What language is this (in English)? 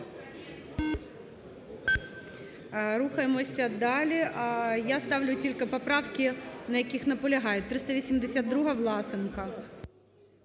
Ukrainian